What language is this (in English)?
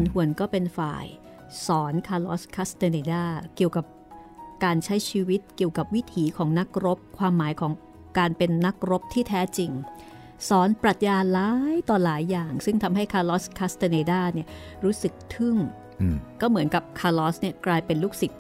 Thai